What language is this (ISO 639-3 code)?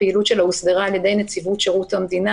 heb